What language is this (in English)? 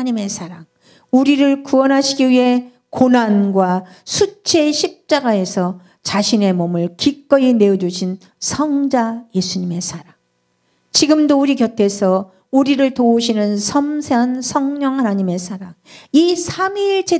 Korean